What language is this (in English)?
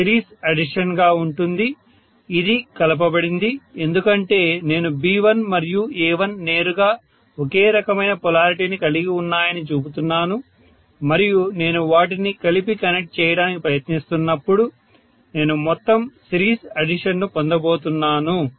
Telugu